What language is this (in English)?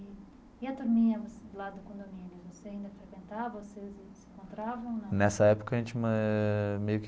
Portuguese